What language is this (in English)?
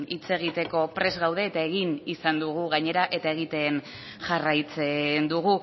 Basque